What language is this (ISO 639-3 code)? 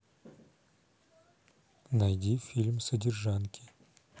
rus